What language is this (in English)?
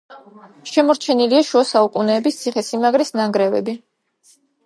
Georgian